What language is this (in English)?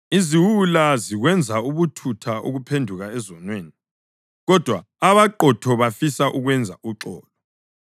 North Ndebele